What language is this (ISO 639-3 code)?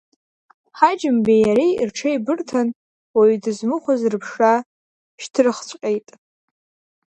abk